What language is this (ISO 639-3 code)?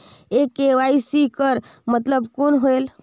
hne